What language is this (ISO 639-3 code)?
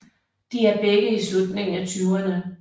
dan